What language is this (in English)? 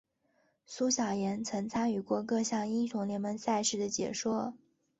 Chinese